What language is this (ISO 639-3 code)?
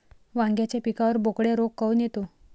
mar